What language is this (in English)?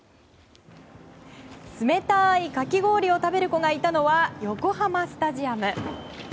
Japanese